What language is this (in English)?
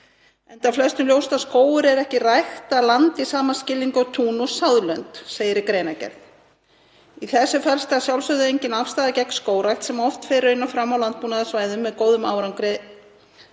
Icelandic